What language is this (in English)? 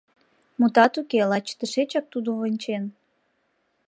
Mari